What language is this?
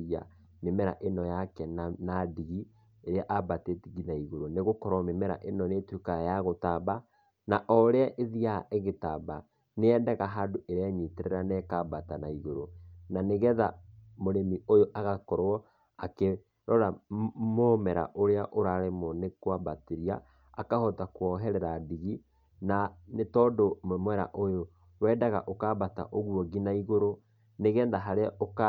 Kikuyu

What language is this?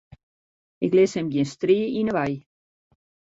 Western Frisian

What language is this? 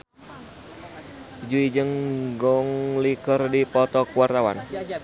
Sundanese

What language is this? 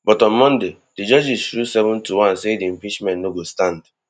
Nigerian Pidgin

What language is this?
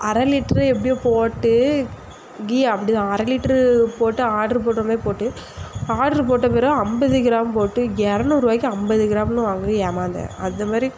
Tamil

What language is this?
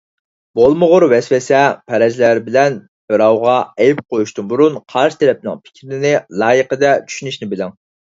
Uyghur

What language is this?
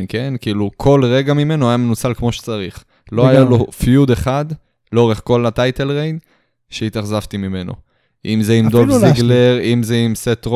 Hebrew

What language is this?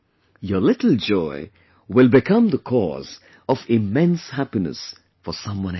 English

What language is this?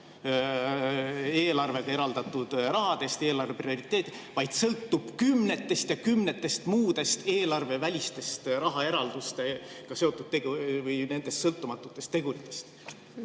Estonian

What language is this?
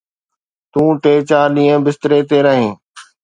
Sindhi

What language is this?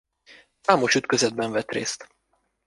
Hungarian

